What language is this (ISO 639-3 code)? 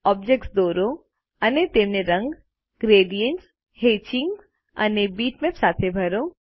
guj